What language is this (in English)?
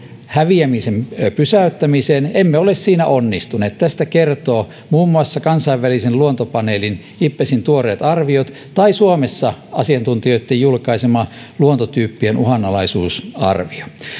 Finnish